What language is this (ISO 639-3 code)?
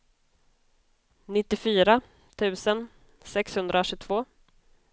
swe